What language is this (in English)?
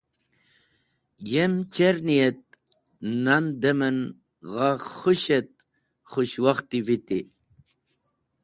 Wakhi